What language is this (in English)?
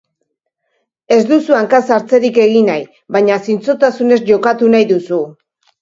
Basque